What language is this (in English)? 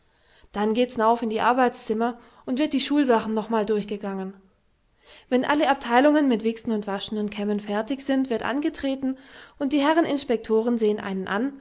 German